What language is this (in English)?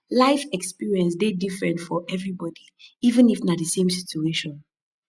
Nigerian Pidgin